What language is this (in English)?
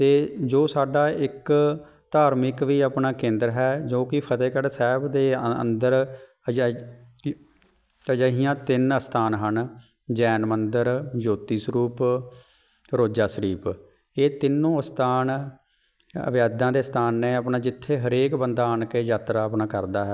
Punjabi